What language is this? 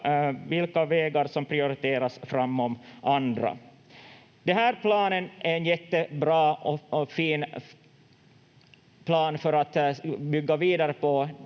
Finnish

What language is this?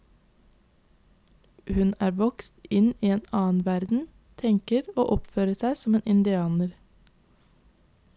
Norwegian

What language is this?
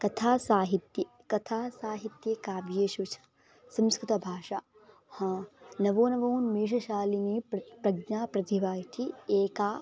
Sanskrit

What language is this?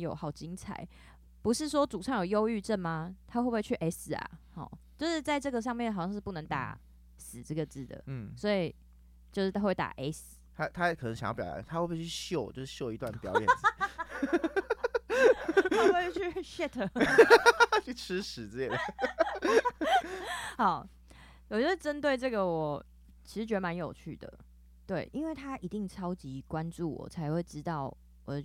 Chinese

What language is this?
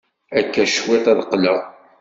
Kabyle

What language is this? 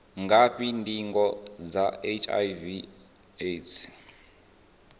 Venda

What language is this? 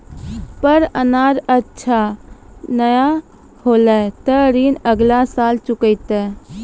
Maithili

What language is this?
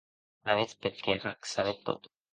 Occitan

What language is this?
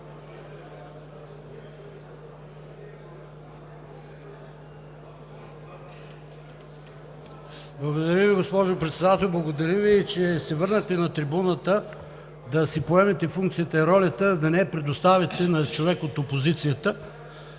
Bulgarian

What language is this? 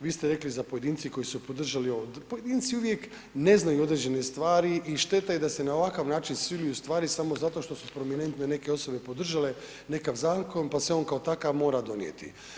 Croatian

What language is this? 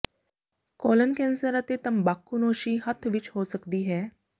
Punjabi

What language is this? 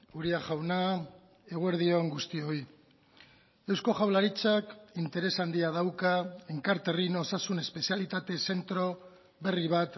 Basque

